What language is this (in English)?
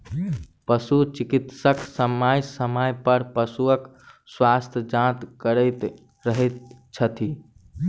Maithili